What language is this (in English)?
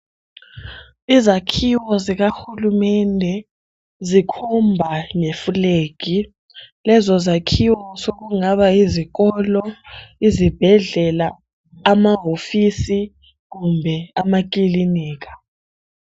North Ndebele